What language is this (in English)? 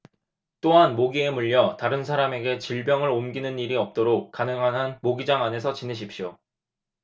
Korean